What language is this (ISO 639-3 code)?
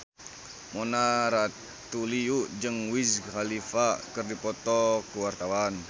sun